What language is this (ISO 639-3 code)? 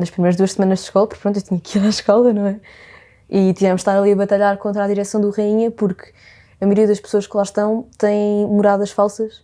por